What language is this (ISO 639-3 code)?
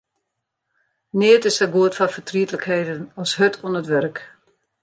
fry